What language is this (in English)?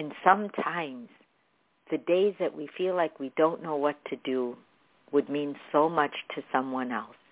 English